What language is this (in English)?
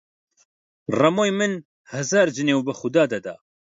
Central Kurdish